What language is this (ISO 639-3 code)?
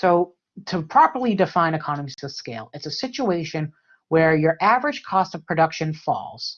eng